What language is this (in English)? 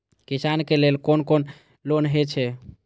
Maithili